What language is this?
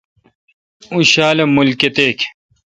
Kalkoti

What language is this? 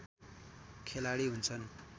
Nepali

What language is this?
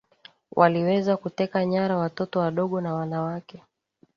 Swahili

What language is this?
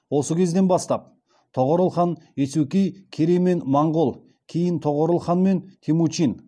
Kazakh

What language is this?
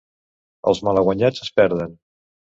Catalan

